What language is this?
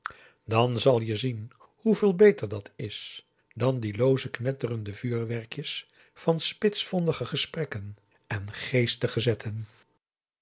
Dutch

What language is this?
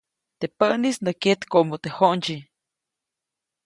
Copainalá Zoque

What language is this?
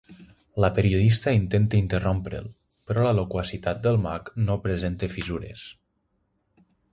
Catalan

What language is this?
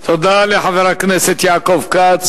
Hebrew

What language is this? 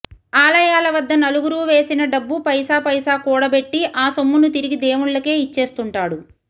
Telugu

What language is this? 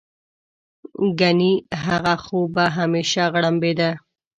Pashto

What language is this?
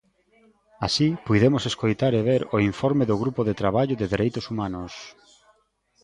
Galician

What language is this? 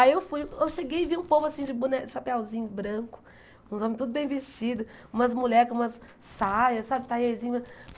Portuguese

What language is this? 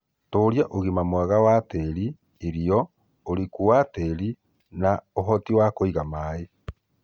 Kikuyu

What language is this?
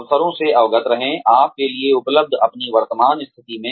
Hindi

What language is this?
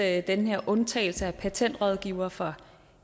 Danish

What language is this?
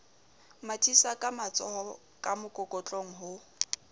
Southern Sotho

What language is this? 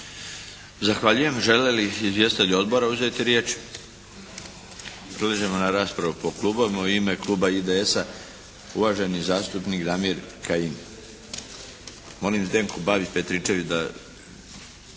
Croatian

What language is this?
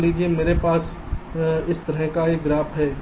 Hindi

